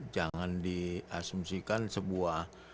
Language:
Indonesian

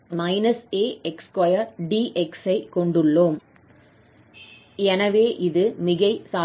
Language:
Tamil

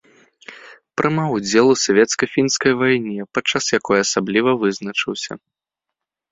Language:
Belarusian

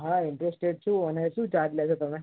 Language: Gujarati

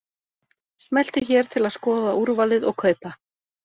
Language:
Icelandic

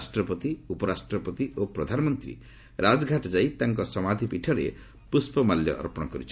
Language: Odia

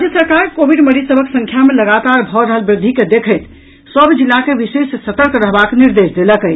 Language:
Maithili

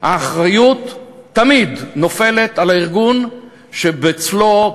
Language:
Hebrew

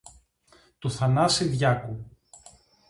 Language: Greek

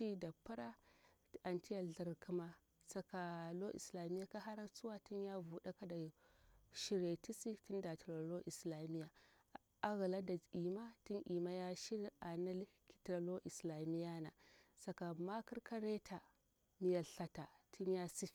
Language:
Bura-Pabir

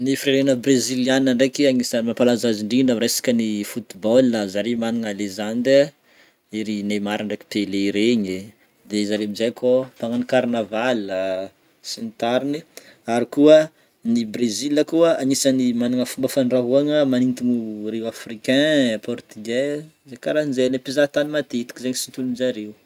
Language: Northern Betsimisaraka Malagasy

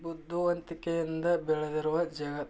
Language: Kannada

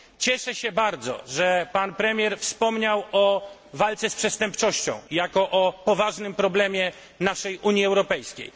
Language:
Polish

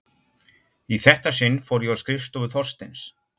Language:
Icelandic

